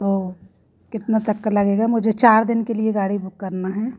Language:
Hindi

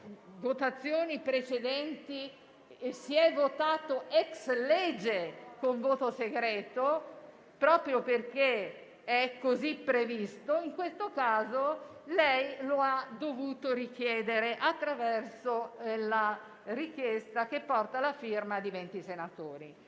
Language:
Italian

